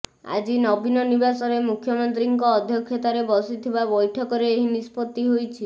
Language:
Odia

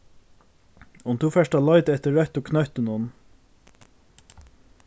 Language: Faroese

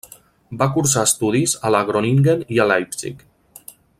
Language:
Catalan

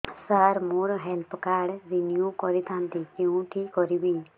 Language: Odia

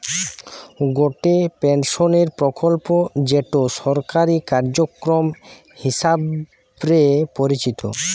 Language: Bangla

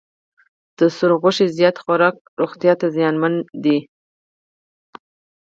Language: Pashto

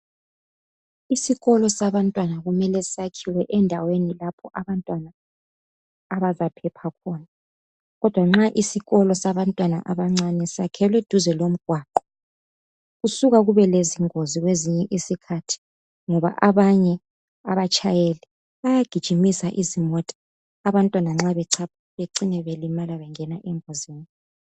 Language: North Ndebele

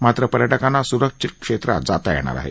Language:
Marathi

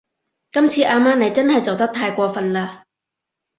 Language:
Cantonese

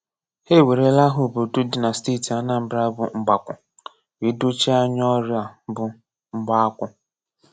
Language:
Igbo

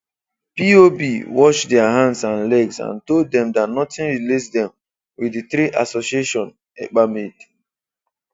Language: Igbo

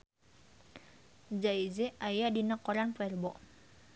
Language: Sundanese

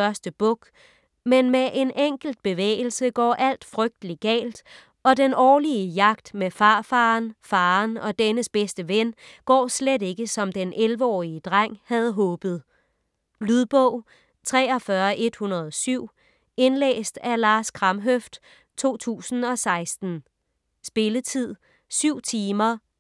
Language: Danish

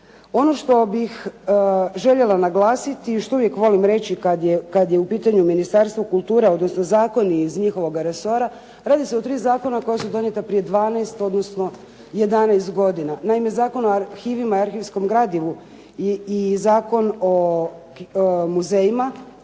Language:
Croatian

